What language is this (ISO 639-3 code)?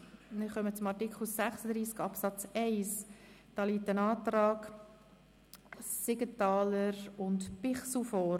gsw